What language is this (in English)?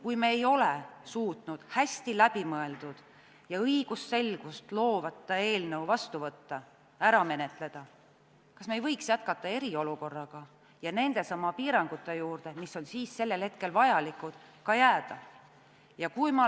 Estonian